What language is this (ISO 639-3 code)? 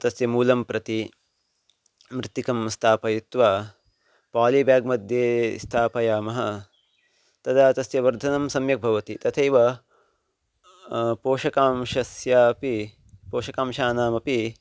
san